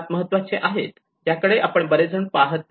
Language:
Marathi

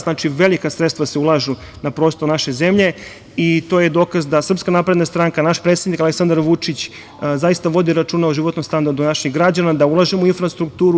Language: Serbian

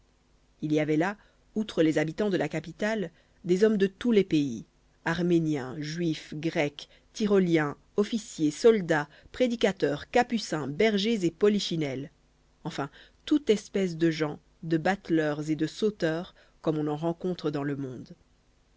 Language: French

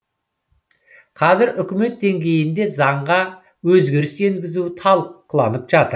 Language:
Kazakh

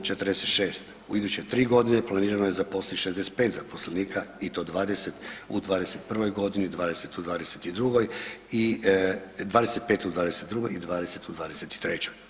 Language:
Croatian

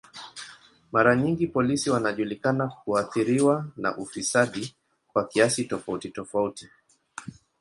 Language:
Swahili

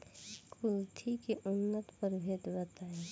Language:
Bhojpuri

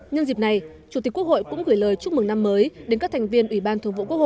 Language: Vietnamese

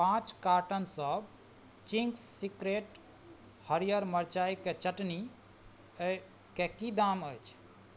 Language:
Maithili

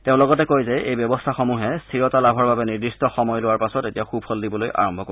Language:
Assamese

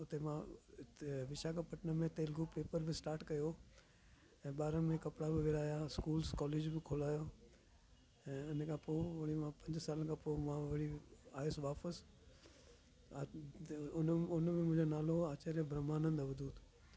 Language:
Sindhi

